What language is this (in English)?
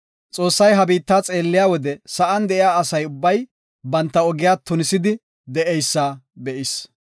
Gofa